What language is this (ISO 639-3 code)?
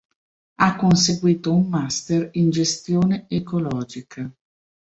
ita